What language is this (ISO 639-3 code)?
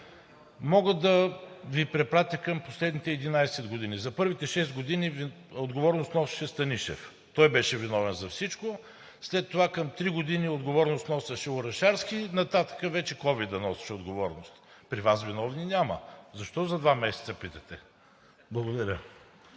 bul